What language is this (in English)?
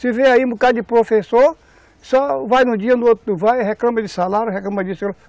Portuguese